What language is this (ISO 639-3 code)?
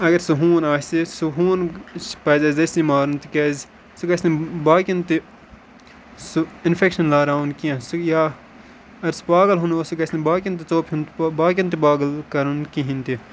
kas